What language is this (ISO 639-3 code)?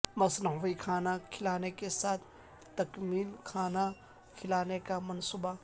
urd